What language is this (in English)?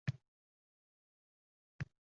Uzbek